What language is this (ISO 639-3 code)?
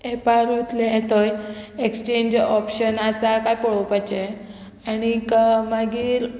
kok